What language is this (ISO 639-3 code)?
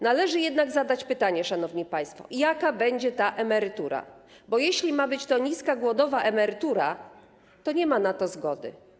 pol